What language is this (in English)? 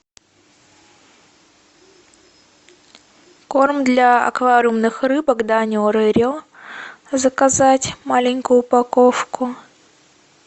Russian